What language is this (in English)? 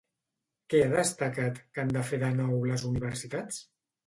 Catalan